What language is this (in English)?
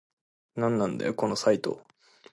Japanese